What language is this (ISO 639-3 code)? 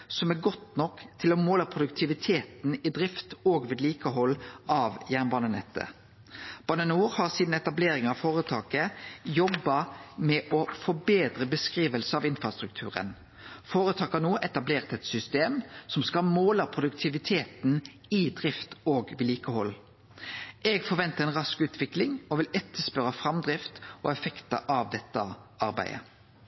nno